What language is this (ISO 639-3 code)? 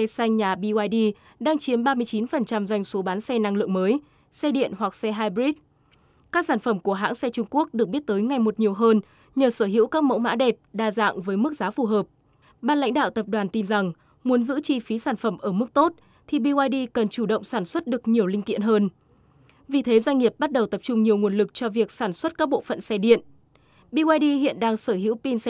vie